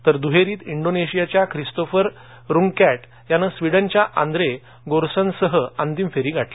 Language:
Marathi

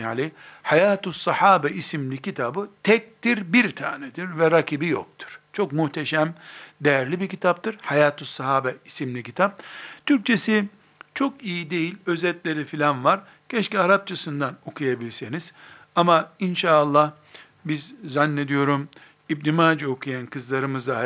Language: Turkish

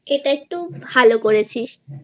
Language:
Bangla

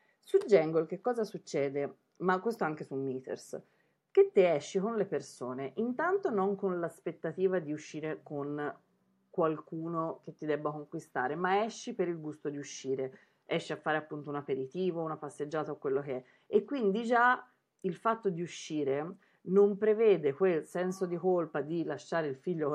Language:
Italian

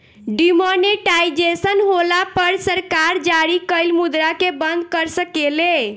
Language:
Bhojpuri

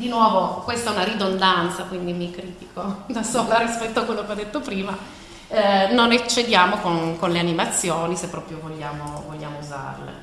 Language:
Italian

